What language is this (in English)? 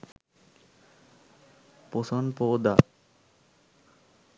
Sinhala